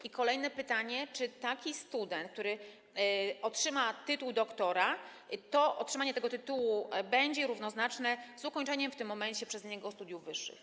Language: Polish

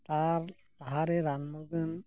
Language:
Santali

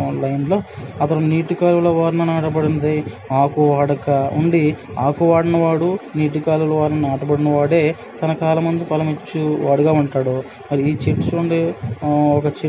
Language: Telugu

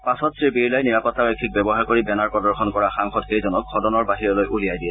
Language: Assamese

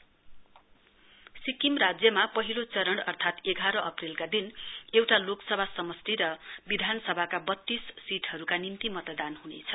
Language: Nepali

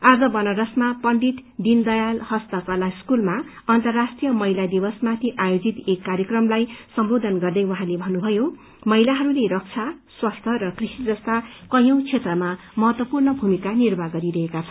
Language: Nepali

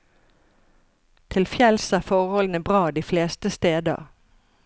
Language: Norwegian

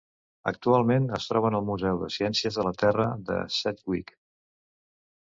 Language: Catalan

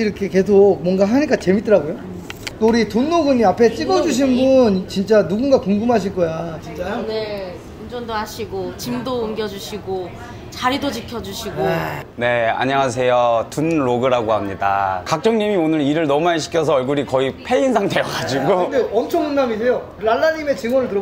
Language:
Korean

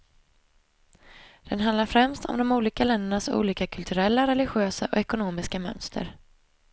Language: Swedish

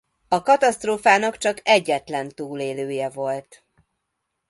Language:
Hungarian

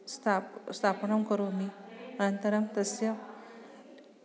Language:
Sanskrit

